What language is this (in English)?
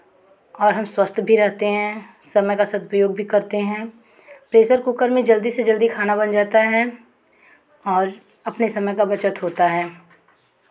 Hindi